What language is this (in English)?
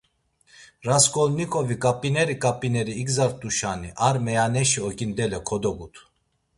Laz